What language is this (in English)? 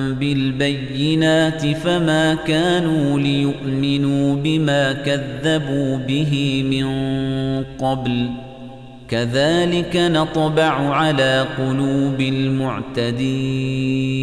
Arabic